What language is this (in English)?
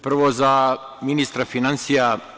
Serbian